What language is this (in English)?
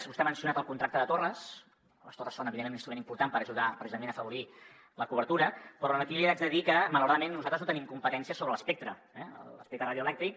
Catalan